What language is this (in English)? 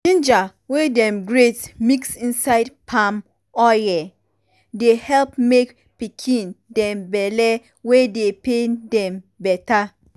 Nigerian Pidgin